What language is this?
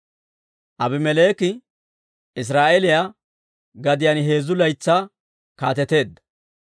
Dawro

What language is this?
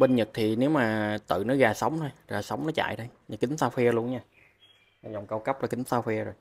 Vietnamese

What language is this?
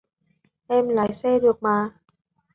Vietnamese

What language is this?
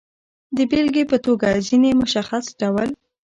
Pashto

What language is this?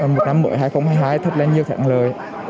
Vietnamese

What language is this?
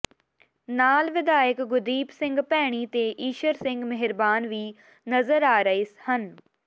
Punjabi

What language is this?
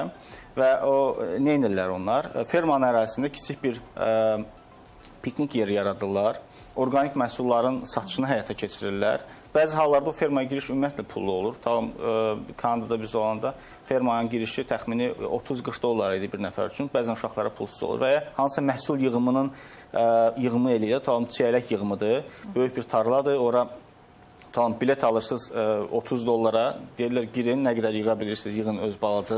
Turkish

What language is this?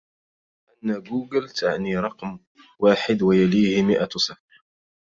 Arabic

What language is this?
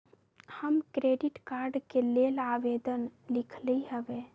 Magahi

